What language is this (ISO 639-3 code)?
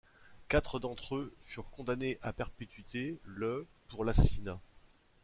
fra